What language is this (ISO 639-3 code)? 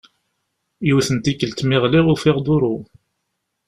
kab